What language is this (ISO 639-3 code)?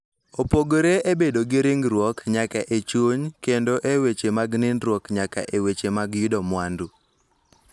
luo